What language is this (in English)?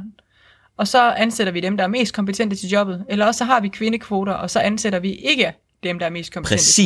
Danish